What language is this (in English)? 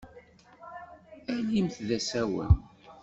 Kabyle